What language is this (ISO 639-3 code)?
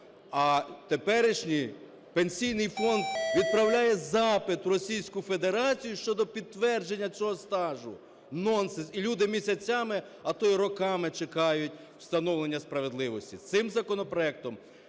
ukr